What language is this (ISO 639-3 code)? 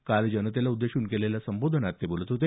mar